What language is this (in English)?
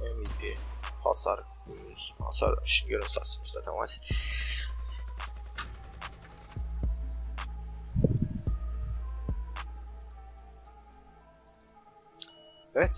Turkish